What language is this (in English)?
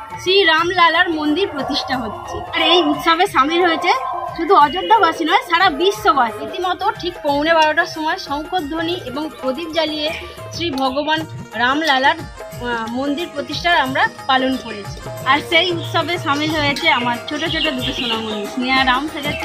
Bangla